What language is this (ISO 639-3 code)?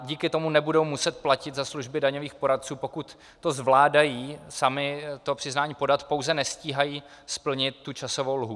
ces